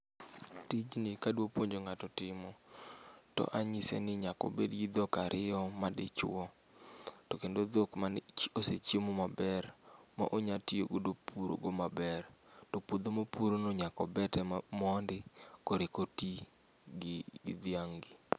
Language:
Luo (Kenya and Tanzania)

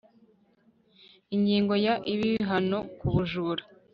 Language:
Kinyarwanda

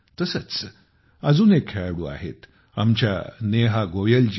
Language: Marathi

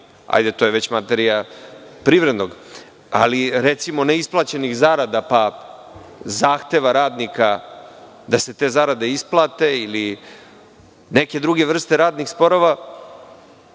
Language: Serbian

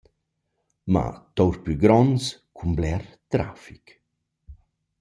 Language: Romansh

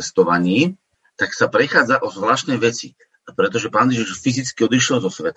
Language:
Slovak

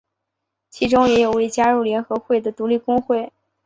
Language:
Chinese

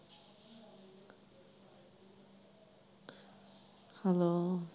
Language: Punjabi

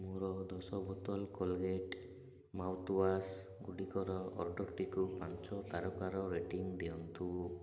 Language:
Odia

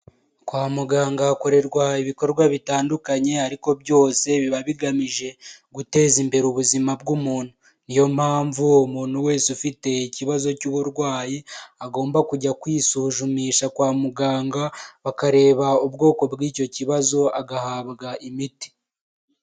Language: Kinyarwanda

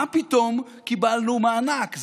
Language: Hebrew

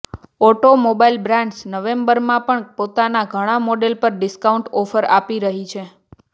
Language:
Gujarati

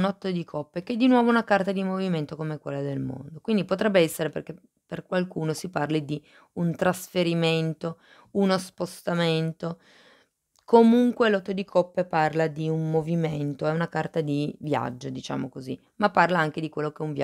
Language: Italian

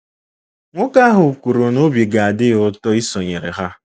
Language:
Igbo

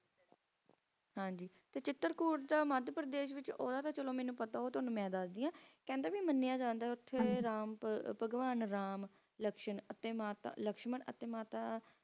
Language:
Punjabi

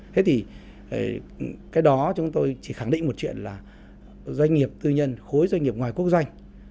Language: Vietnamese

